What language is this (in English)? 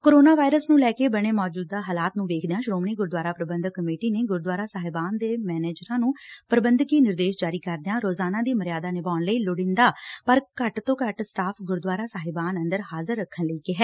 Punjabi